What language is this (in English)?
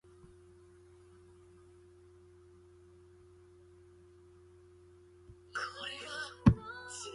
Chinese